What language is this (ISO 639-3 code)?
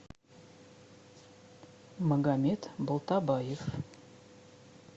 rus